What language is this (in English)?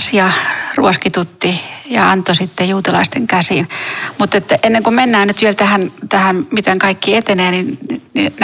Finnish